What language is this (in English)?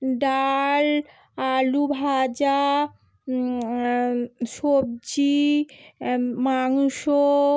Bangla